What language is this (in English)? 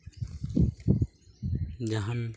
Santali